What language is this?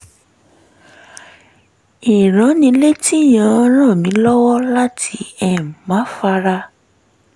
Yoruba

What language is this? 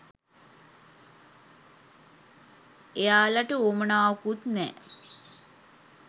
Sinhala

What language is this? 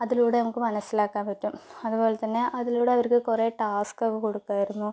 Malayalam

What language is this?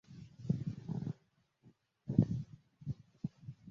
Ganda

